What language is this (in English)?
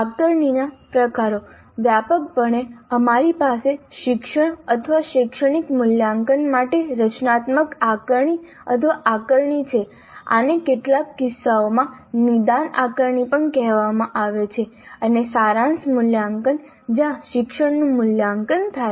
Gujarati